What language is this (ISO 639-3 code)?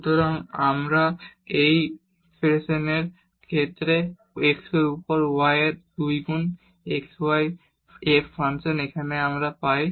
ben